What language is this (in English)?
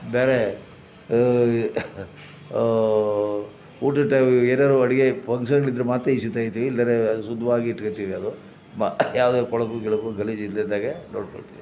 Kannada